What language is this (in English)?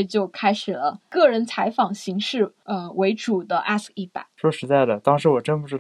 Chinese